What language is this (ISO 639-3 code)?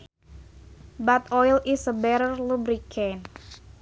sun